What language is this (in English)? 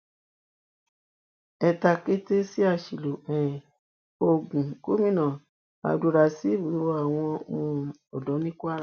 Yoruba